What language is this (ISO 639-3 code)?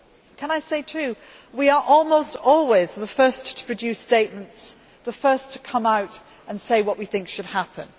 eng